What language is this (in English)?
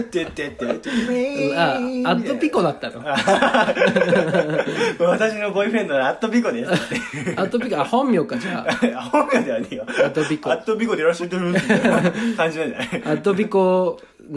Japanese